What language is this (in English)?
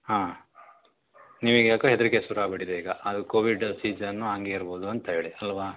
Kannada